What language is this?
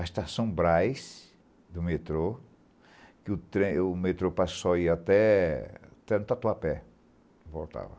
Portuguese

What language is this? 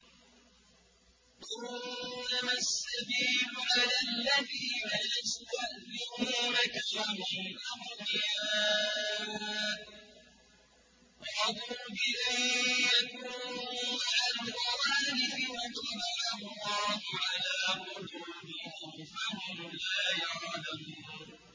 Arabic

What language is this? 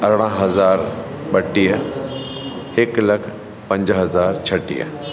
Sindhi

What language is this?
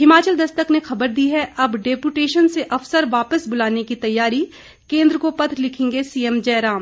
Hindi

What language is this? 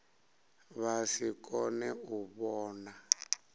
Venda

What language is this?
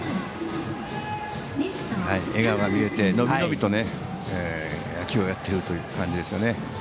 Japanese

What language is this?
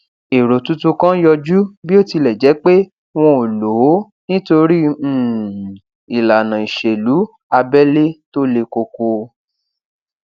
Yoruba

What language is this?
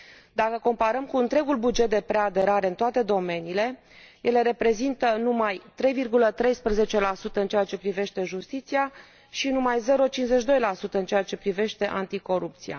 Romanian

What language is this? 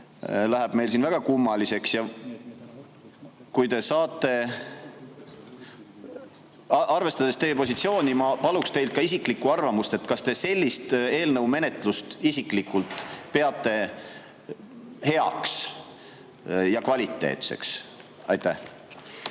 Estonian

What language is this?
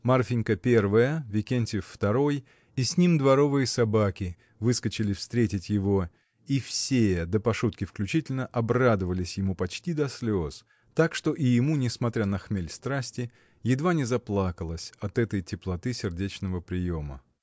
Russian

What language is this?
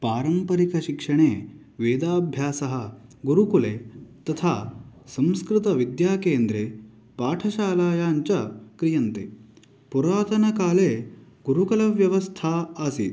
Sanskrit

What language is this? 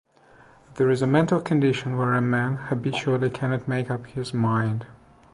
English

